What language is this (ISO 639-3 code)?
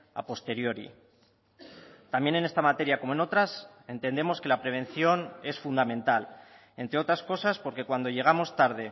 spa